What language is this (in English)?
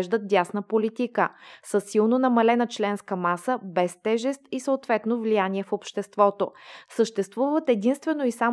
Bulgarian